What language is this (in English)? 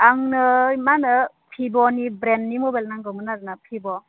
Bodo